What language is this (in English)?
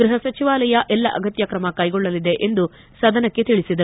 Kannada